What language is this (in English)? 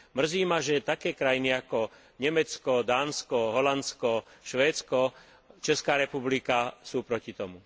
Slovak